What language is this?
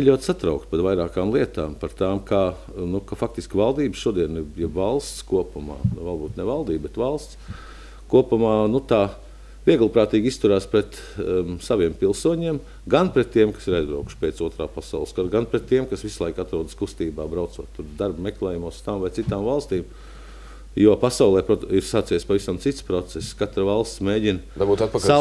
Latvian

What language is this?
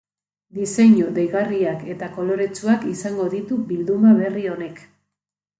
Basque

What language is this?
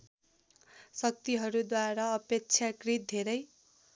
Nepali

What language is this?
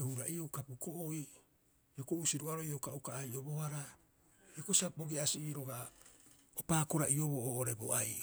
Rapoisi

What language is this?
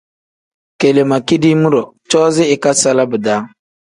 Tem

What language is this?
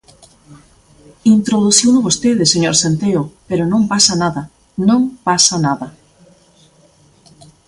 Galician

